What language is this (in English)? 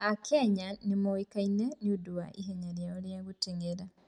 Kikuyu